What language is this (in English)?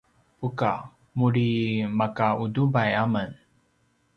Paiwan